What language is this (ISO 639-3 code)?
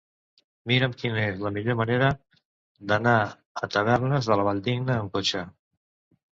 cat